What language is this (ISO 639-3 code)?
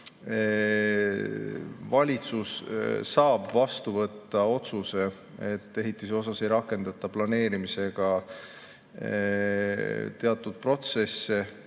est